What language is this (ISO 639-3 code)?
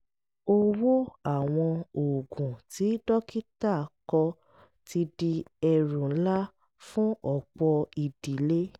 yor